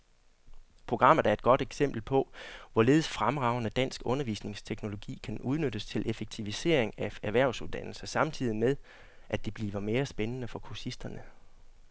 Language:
Danish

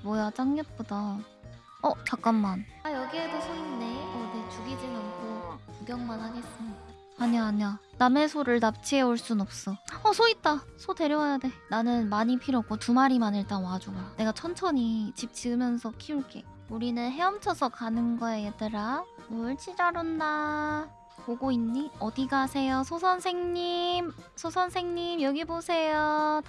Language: Korean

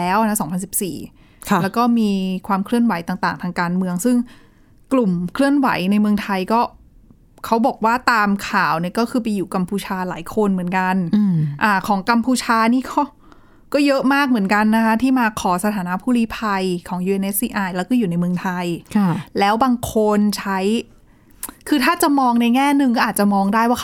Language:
Thai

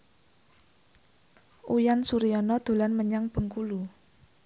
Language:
Javanese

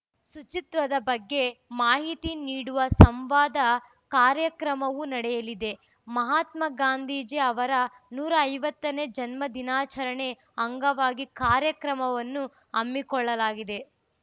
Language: Kannada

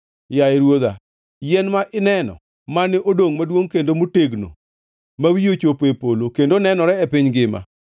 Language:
Luo (Kenya and Tanzania)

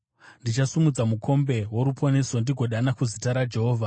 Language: Shona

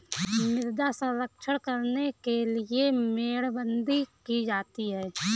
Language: Hindi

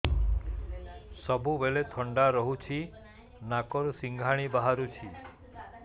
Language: Odia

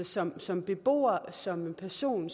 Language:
Danish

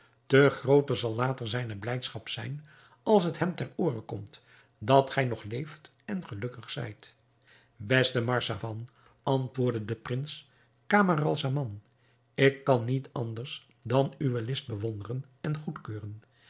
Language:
Dutch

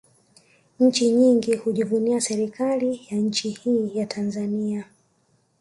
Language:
Swahili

